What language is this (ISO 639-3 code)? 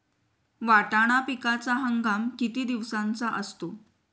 mar